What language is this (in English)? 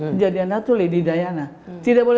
Indonesian